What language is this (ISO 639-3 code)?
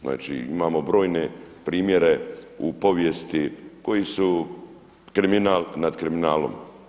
hrv